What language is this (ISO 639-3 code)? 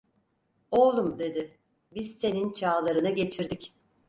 tur